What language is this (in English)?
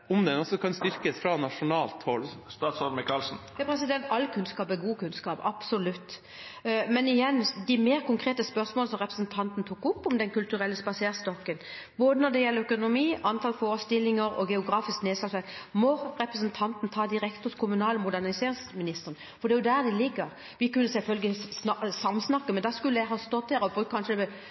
Norwegian Bokmål